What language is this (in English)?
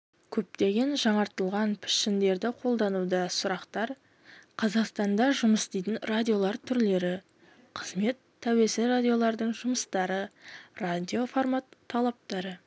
Kazakh